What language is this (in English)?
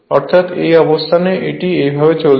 Bangla